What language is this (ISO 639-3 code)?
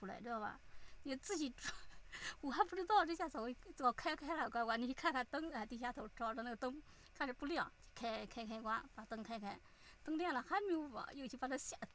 zho